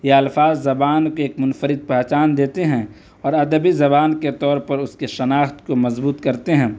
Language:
Urdu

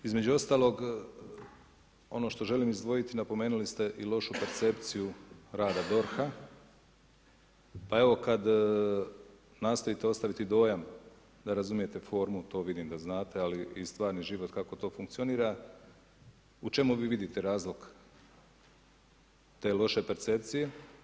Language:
Croatian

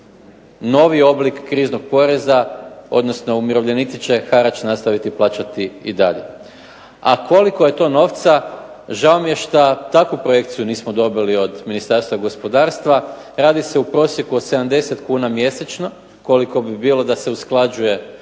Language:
Croatian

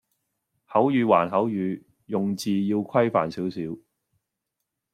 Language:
Cantonese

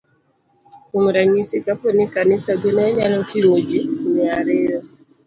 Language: Luo (Kenya and Tanzania)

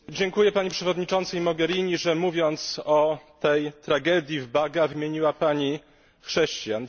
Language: Polish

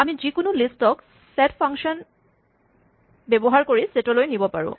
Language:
Assamese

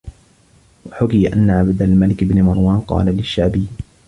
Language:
Arabic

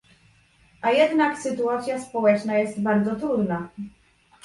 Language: Polish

